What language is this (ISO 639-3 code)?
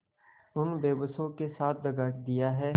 hin